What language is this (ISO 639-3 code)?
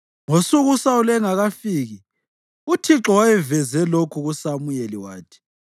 nde